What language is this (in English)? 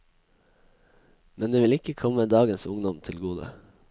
Norwegian